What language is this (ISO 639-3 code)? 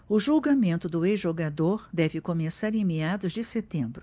por